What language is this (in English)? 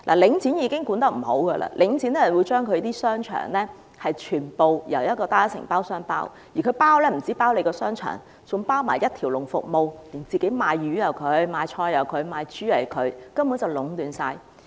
Cantonese